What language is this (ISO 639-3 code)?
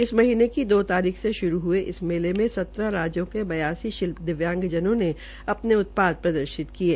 hin